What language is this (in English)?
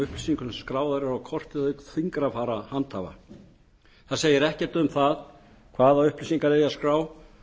Icelandic